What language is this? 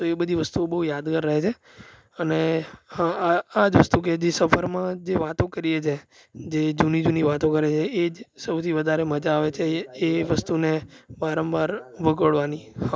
Gujarati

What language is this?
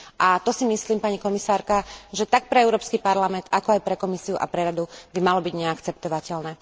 Slovak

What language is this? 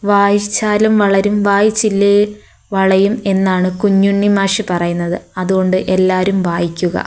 Malayalam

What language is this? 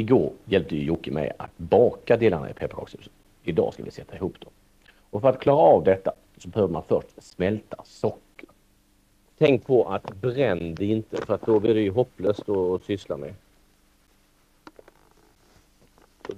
Swedish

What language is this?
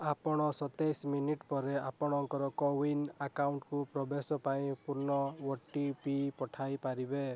Odia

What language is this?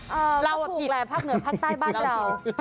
Thai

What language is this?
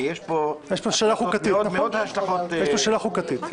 Hebrew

